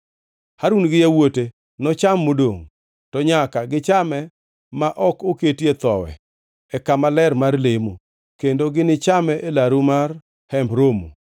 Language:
Luo (Kenya and Tanzania)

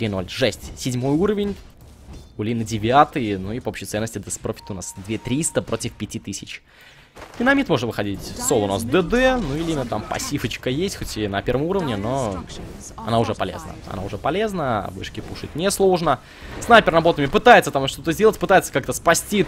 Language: Russian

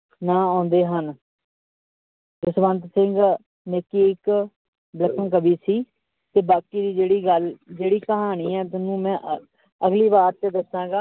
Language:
Punjabi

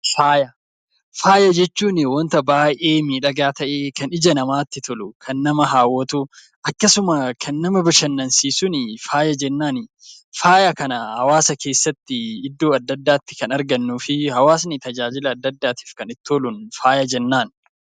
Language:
Oromo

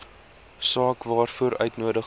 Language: Afrikaans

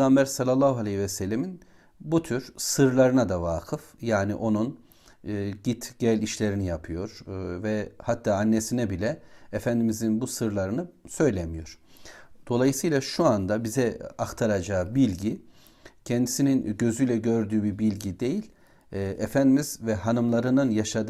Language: Turkish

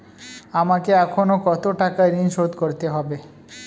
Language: Bangla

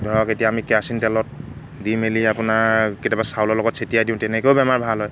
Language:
Assamese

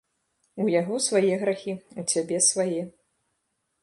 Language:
Belarusian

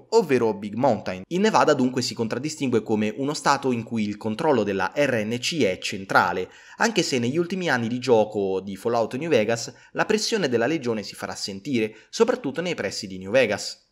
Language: Italian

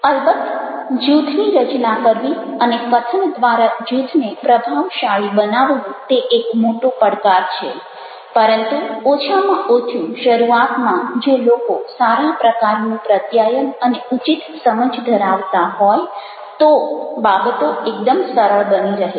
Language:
Gujarati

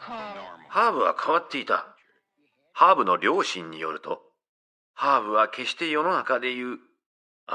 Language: Japanese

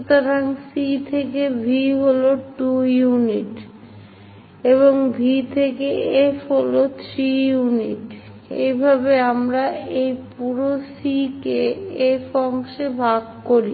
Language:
Bangla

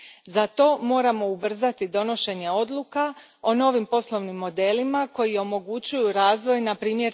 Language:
Croatian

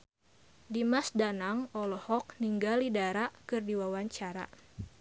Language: Sundanese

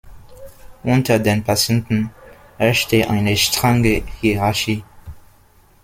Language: German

